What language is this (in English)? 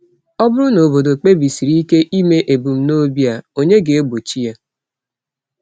Igbo